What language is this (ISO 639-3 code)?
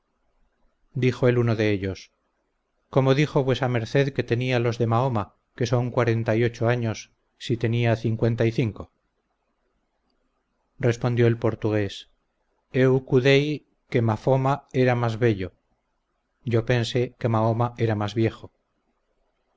spa